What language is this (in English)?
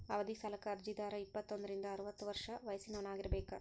Kannada